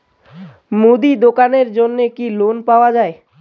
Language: Bangla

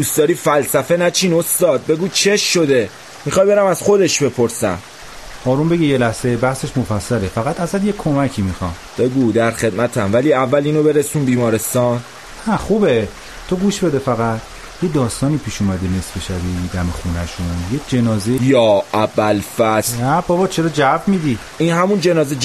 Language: Persian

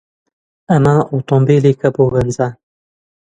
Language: Central Kurdish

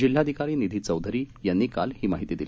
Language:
Marathi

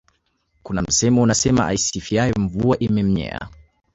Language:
Swahili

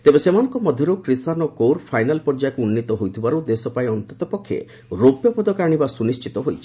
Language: Odia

